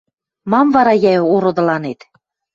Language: Western Mari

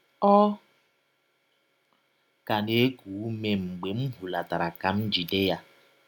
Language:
Igbo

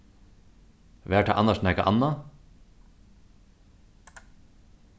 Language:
Faroese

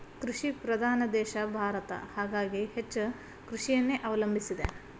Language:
Kannada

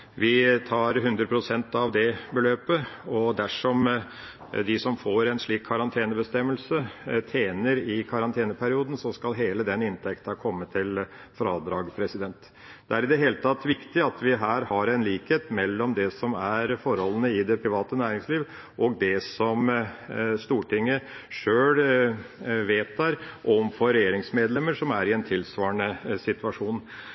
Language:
Norwegian Bokmål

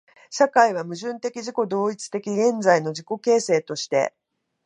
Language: Japanese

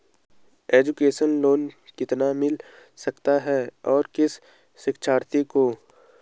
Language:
Hindi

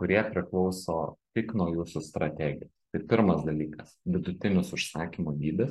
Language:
Lithuanian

